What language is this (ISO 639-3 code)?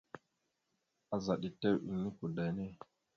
mxu